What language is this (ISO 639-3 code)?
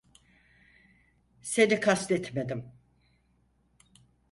tur